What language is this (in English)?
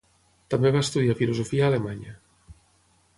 Catalan